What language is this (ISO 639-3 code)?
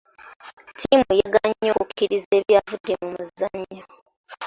lug